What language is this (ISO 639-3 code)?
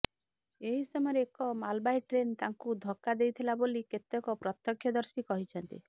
ori